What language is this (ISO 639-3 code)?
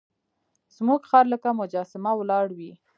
pus